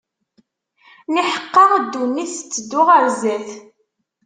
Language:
Kabyle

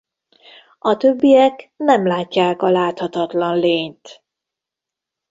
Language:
Hungarian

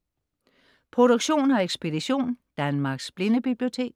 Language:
Danish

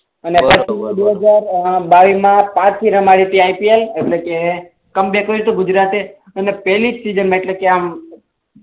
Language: Gujarati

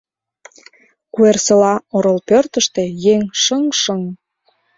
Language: Mari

